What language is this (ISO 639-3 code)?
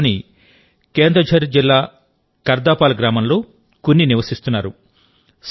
tel